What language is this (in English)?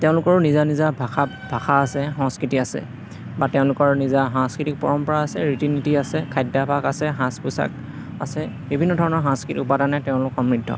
Assamese